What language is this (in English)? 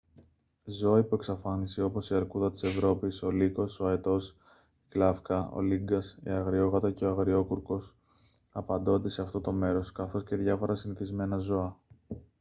Greek